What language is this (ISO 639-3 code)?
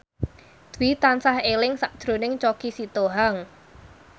jav